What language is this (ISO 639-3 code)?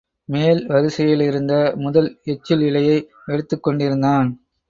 tam